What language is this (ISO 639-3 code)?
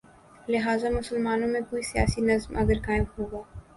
urd